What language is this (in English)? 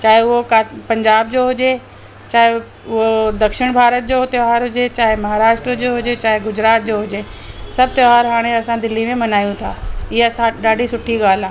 Sindhi